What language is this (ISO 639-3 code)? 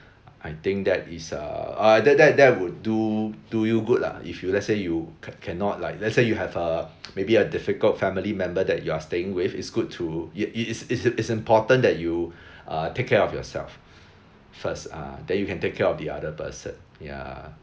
eng